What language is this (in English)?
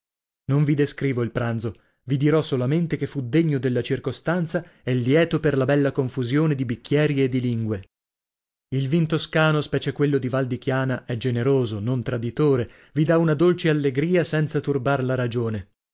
Italian